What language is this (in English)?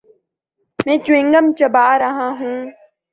Urdu